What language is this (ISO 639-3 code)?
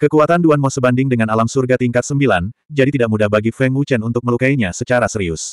ind